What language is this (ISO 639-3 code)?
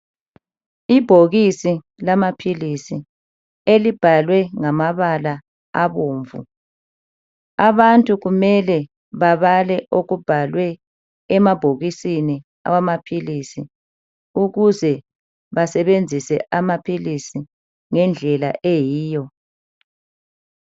nde